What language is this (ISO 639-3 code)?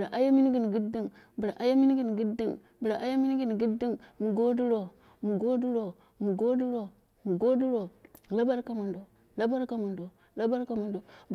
kna